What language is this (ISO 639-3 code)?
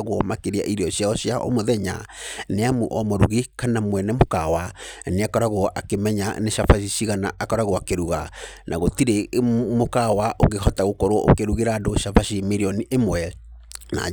kik